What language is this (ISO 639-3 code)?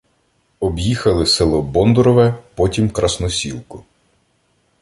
ukr